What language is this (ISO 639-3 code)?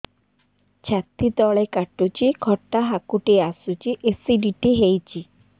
ori